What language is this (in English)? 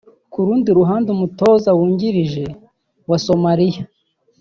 Kinyarwanda